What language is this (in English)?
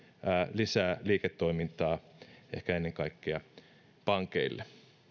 Finnish